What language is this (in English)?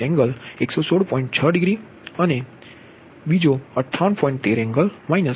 Gujarati